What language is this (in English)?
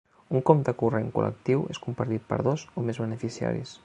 Catalan